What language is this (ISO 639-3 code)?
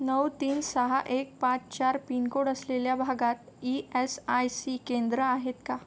mar